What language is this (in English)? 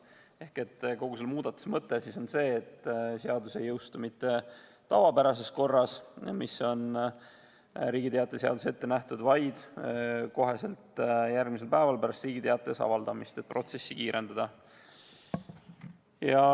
Estonian